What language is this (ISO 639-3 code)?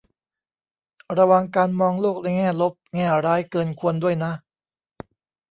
tha